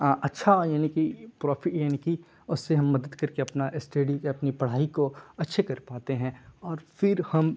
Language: Urdu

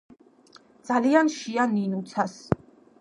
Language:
Georgian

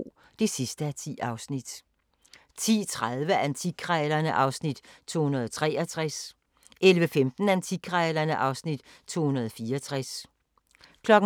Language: Danish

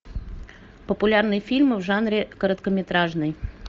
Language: Russian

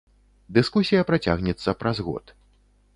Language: Belarusian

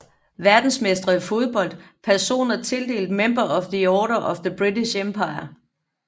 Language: Danish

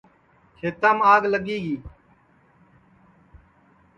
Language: Sansi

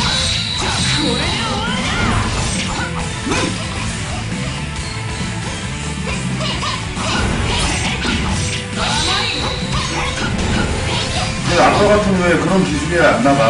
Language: Korean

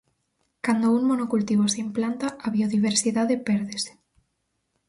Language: Galician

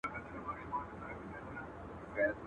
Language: Pashto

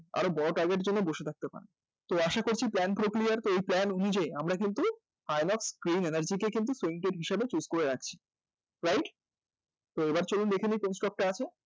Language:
Bangla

